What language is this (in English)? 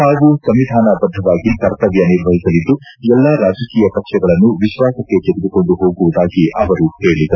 Kannada